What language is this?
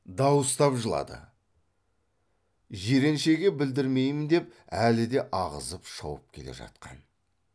Kazakh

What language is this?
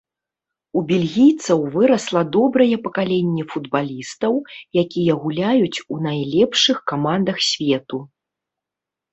Belarusian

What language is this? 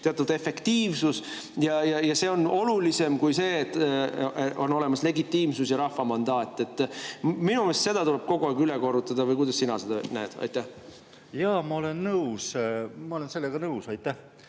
Estonian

